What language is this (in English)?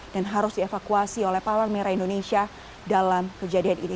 Indonesian